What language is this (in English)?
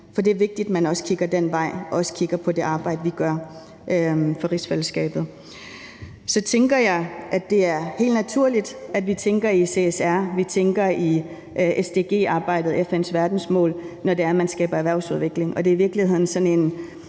Danish